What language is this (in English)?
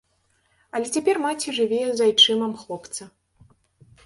Belarusian